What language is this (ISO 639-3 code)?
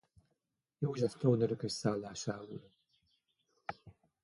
hun